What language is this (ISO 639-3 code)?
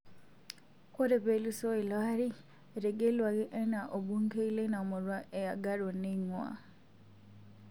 mas